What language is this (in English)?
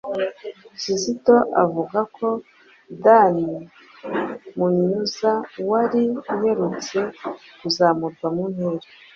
Kinyarwanda